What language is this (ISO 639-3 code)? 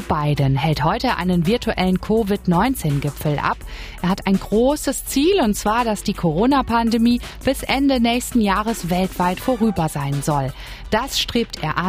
deu